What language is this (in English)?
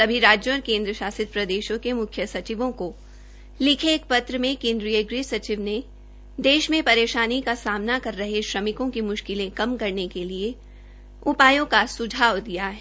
Hindi